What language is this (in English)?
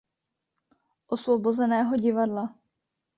Czech